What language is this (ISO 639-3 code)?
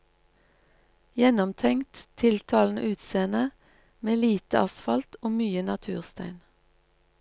nor